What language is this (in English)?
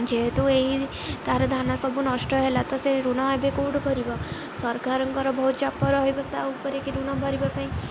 Odia